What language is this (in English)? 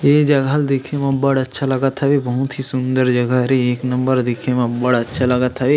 Chhattisgarhi